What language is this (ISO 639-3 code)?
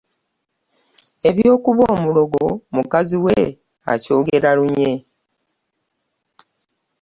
lug